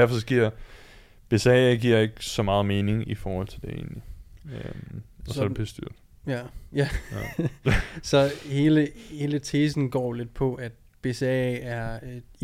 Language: Danish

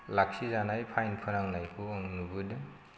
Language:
Bodo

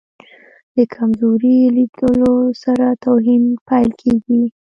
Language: Pashto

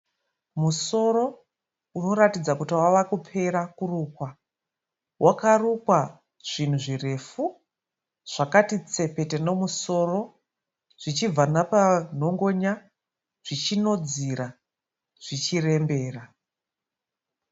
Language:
Shona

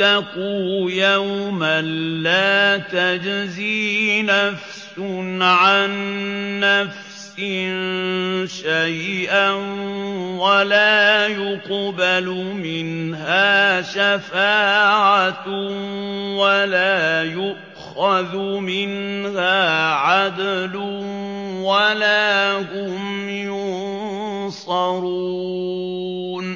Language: Arabic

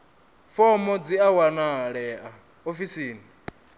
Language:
Venda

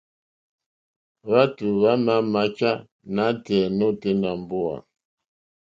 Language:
Mokpwe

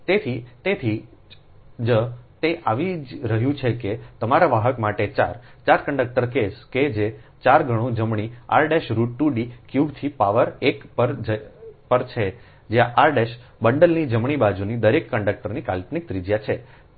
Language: Gujarati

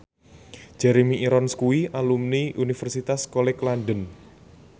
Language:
Javanese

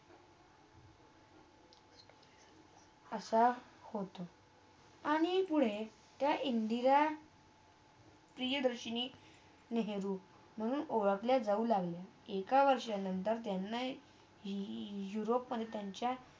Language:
Marathi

